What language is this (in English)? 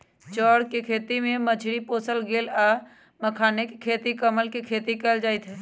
Magahi